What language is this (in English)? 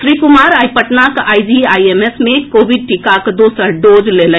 Maithili